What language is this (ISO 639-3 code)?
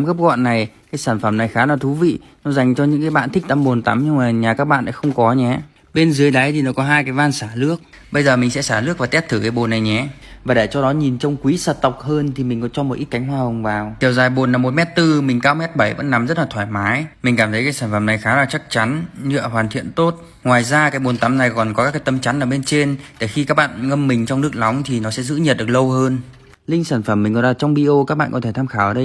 vie